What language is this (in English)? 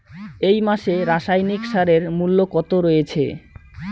Bangla